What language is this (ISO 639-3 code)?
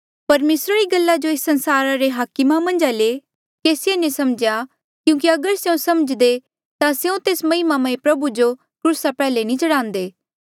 mjl